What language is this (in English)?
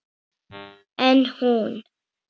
Icelandic